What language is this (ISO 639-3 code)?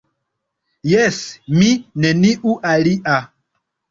epo